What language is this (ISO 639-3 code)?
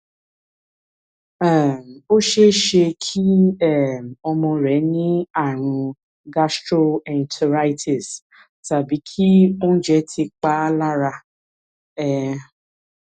yor